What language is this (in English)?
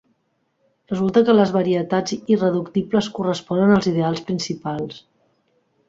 Catalan